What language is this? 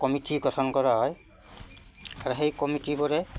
Assamese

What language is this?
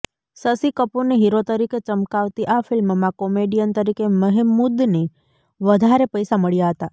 Gujarati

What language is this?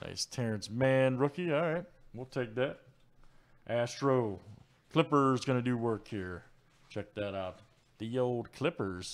English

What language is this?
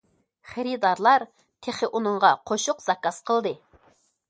Uyghur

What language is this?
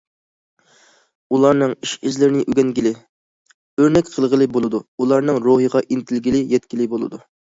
Uyghur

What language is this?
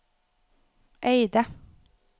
Norwegian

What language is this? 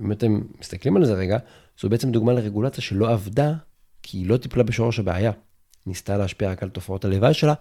Hebrew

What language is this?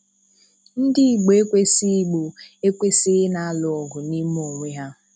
Igbo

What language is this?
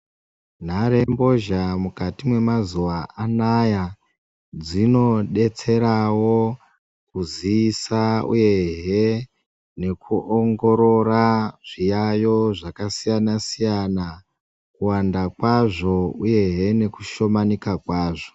Ndau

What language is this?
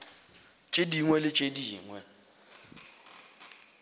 Northern Sotho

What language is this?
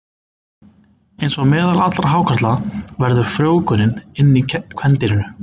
Icelandic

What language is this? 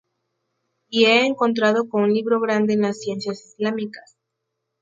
Spanish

